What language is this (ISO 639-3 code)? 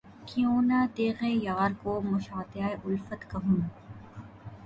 urd